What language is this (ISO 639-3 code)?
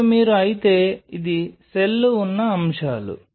tel